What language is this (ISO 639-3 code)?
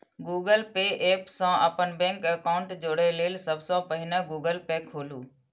mai